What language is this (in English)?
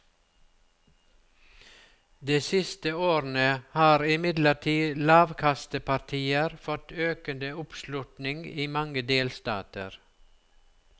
Norwegian